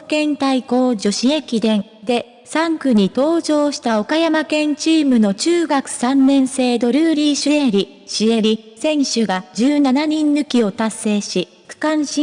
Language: Japanese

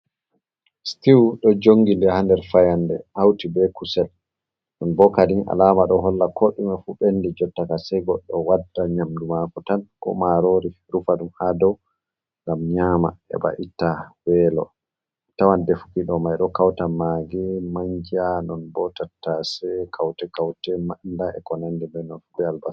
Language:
Fula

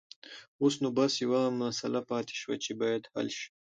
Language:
Pashto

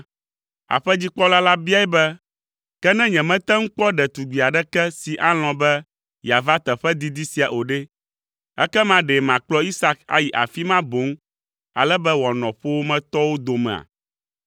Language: Ewe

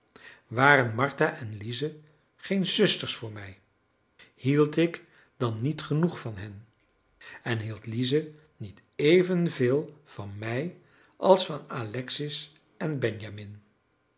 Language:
Dutch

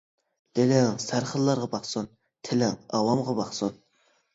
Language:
Uyghur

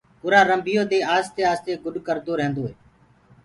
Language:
Gurgula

